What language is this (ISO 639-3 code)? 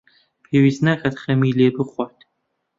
ckb